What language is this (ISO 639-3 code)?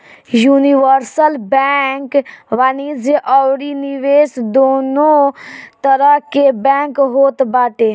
bho